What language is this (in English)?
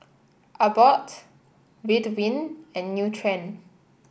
English